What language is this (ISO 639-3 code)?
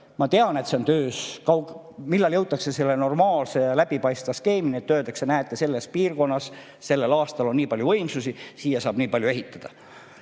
est